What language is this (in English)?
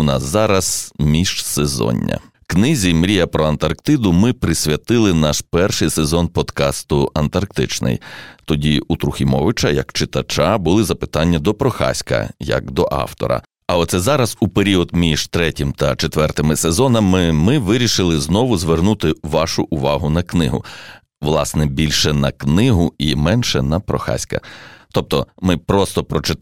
Ukrainian